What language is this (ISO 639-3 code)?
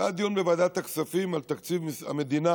heb